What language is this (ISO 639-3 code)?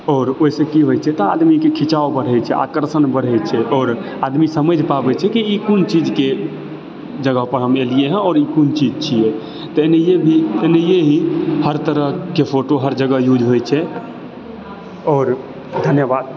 mai